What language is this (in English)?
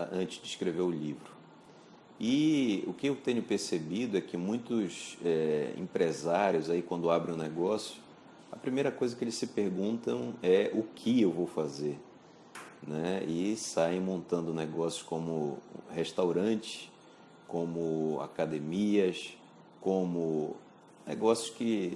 Portuguese